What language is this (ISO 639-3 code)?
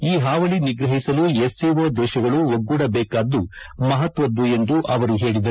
kan